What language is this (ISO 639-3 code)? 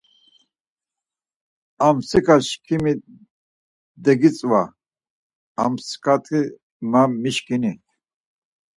lzz